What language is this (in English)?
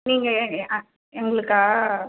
Tamil